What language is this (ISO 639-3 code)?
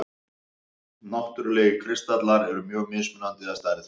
isl